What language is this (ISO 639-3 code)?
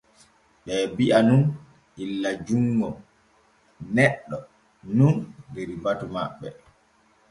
fue